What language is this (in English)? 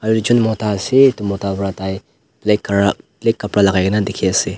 Naga Pidgin